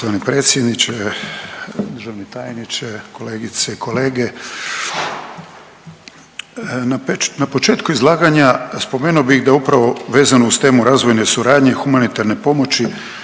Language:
Croatian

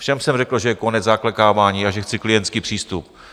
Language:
Czech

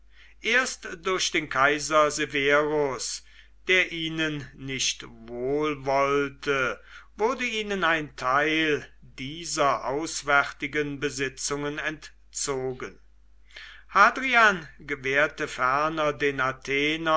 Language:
German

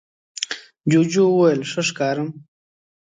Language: Pashto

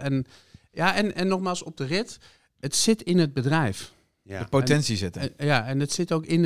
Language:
Dutch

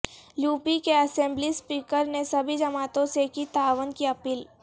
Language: Urdu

